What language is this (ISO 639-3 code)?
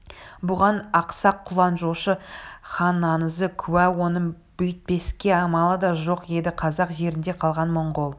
kaz